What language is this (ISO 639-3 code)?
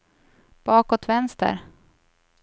swe